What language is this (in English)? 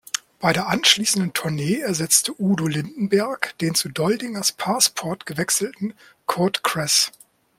German